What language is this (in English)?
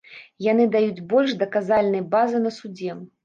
Belarusian